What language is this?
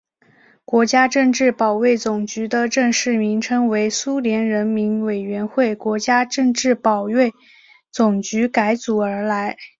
Chinese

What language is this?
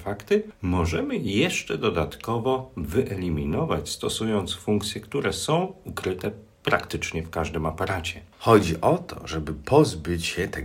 Polish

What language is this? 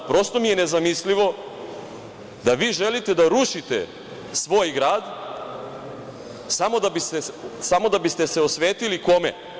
Serbian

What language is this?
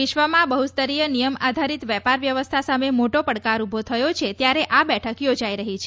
Gujarati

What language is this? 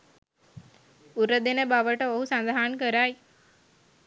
Sinhala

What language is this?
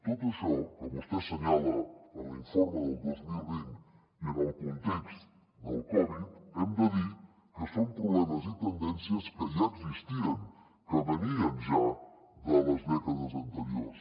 Catalan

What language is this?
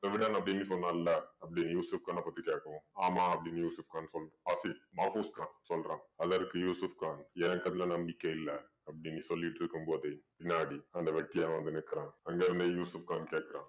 Tamil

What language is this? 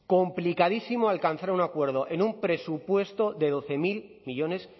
Spanish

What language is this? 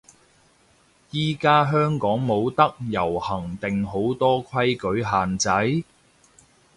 Cantonese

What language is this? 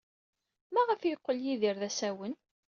Kabyle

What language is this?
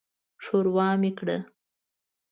Pashto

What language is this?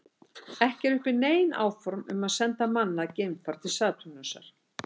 Icelandic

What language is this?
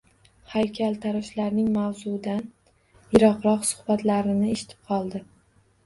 Uzbek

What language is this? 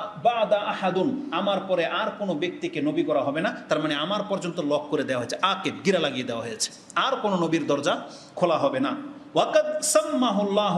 Indonesian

